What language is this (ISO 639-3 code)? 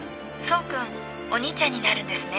jpn